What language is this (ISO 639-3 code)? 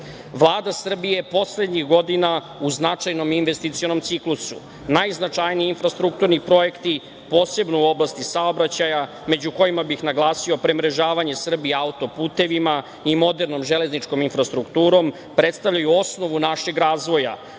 srp